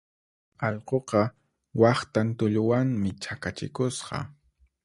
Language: Puno Quechua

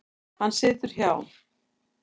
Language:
Icelandic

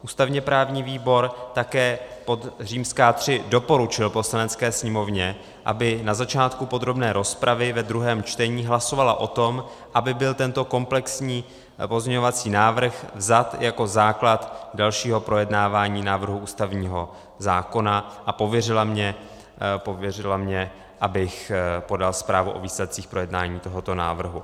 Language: Czech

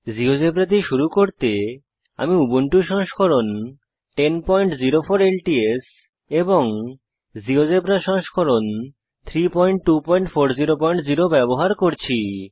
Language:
Bangla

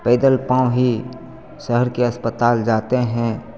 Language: Hindi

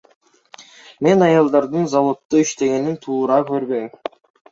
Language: Kyrgyz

